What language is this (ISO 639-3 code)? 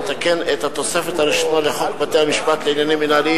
heb